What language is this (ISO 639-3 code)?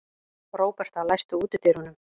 isl